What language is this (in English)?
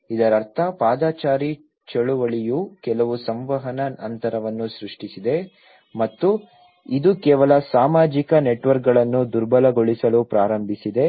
Kannada